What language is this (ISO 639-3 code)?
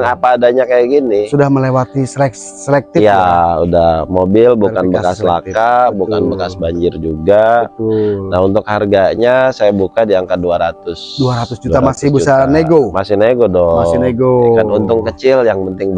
ind